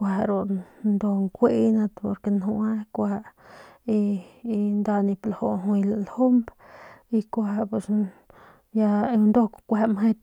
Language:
Northern Pame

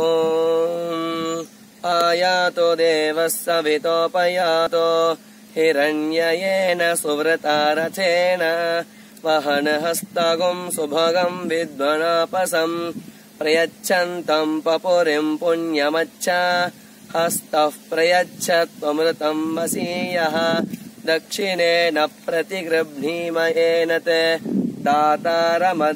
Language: Indonesian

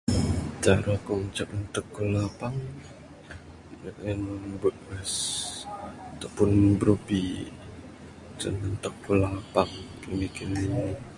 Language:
Bukar-Sadung Bidayuh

